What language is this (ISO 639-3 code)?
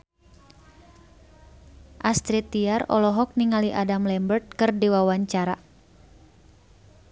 sun